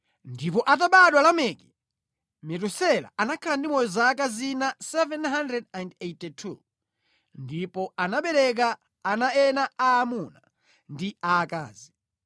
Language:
Nyanja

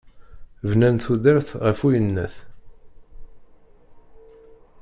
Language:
Kabyle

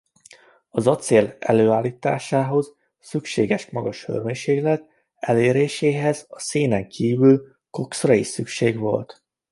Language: Hungarian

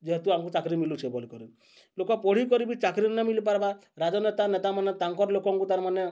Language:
Odia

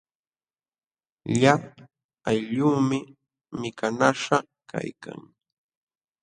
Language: Jauja Wanca Quechua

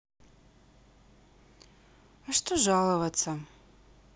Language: Russian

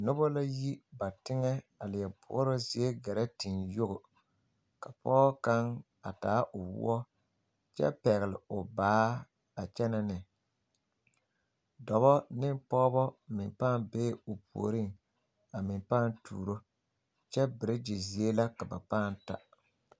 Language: Southern Dagaare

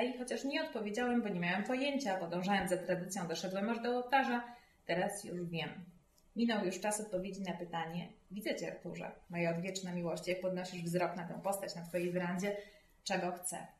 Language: Polish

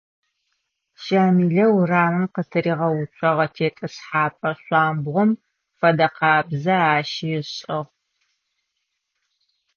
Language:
Adyghe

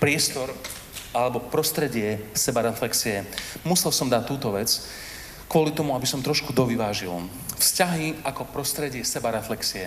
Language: Slovak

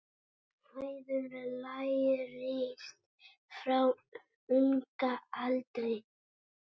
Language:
Icelandic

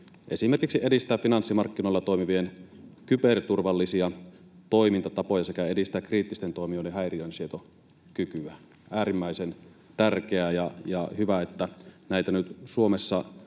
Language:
Finnish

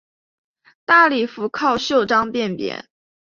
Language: Chinese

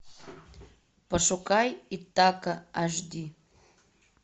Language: Russian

